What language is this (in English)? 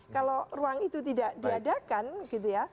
Indonesian